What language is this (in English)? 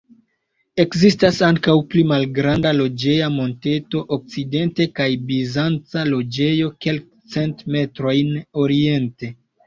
Esperanto